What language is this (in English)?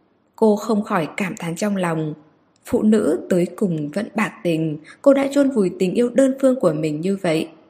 Vietnamese